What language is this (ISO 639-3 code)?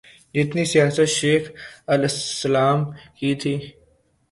urd